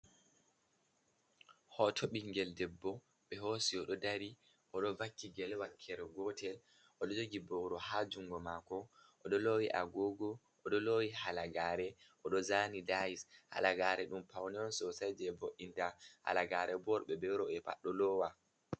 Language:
Fula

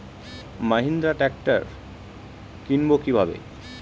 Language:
Bangla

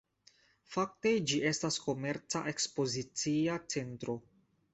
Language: Esperanto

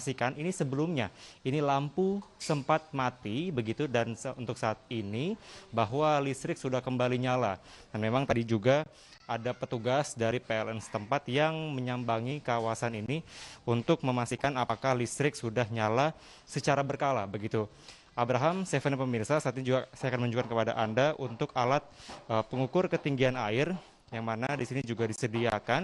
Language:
Indonesian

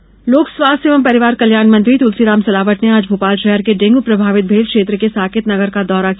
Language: Hindi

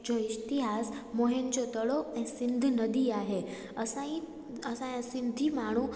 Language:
Sindhi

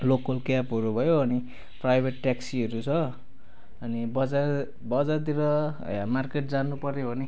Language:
Nepali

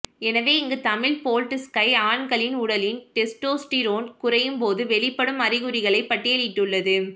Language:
Tamil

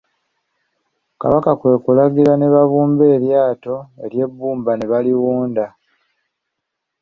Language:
Ganda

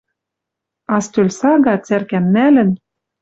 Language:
Western Mari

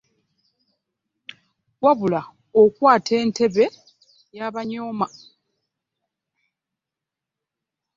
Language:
Ganda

